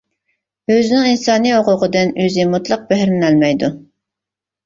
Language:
Uyghur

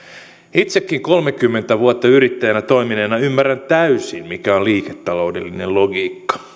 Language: Finnish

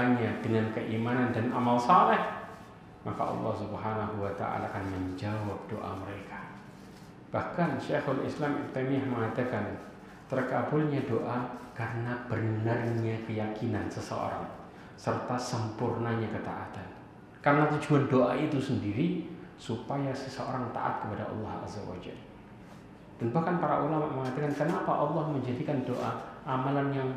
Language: Indonesian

